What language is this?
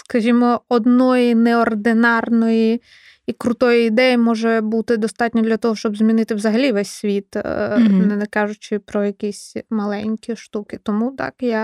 Ukrainian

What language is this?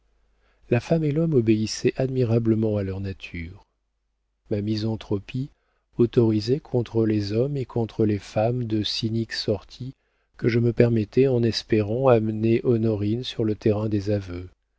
French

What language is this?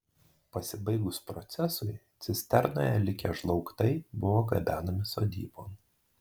Lithuanian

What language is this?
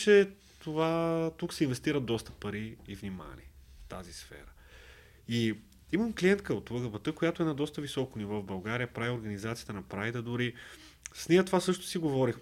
Bulgarian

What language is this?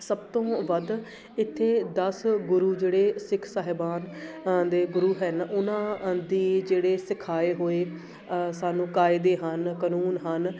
Punjabi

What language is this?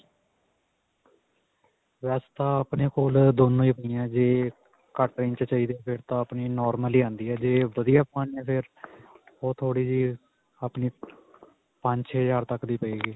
Punjabi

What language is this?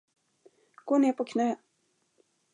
Swedish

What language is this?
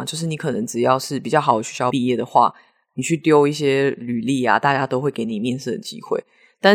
Chinese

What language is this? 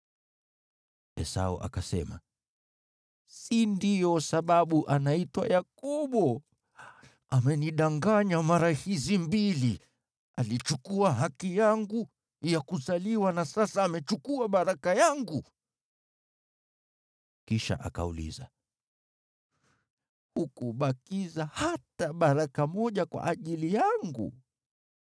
Swahili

